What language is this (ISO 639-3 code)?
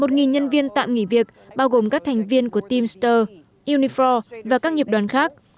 vie